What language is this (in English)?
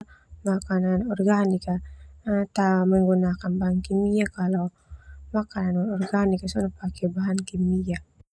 Termanu